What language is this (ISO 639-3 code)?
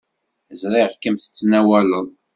kab